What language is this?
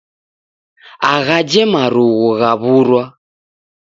Taita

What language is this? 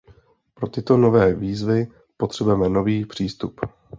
Czech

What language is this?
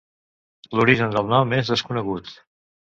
Catalan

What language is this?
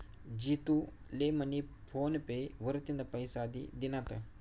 Marathi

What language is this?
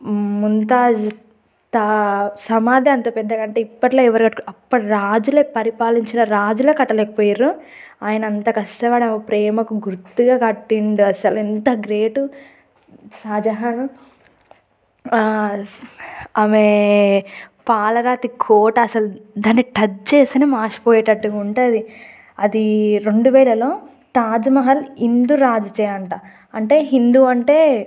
Telugu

